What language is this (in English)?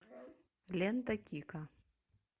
Russian